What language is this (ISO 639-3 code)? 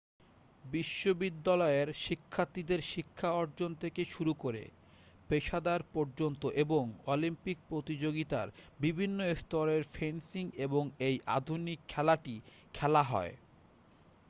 ben